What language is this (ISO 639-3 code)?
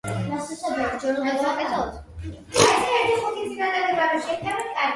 kat